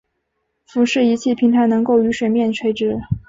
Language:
Chinese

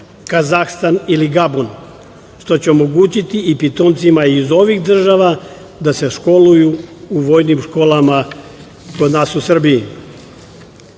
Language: Serbian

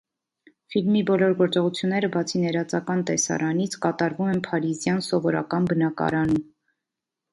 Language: Armenian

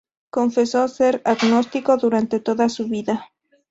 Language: Spanish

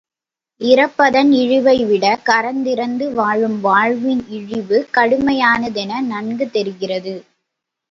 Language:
Tamil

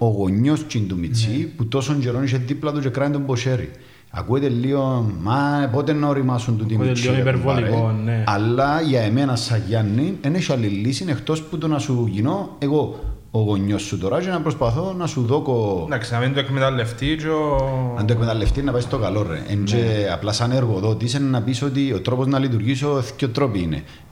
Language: Greek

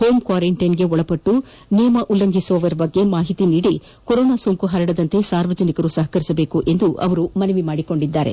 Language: Kannada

